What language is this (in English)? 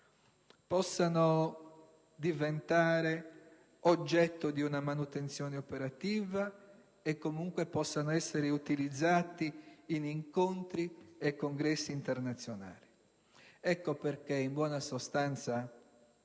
Italian